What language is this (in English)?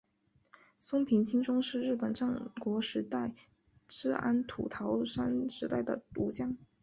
Chinese